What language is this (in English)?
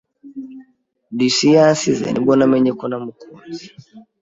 Kinyarwanda